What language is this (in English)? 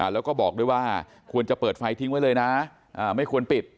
Thai